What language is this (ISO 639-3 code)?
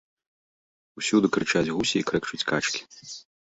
bel